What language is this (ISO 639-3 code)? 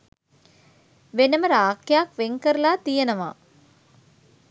sin